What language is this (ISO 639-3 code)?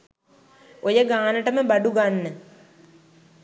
sin